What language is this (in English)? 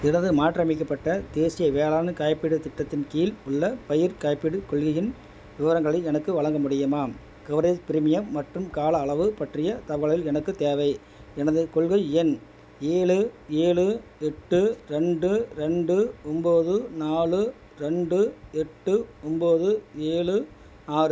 Tamil